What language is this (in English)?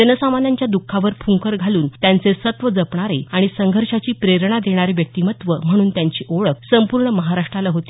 Marathi